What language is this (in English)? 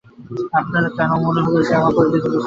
Bangla